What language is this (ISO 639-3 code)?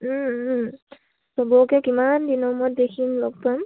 asm